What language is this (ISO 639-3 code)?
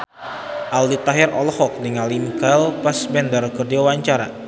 sun